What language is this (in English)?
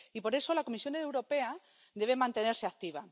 Spanish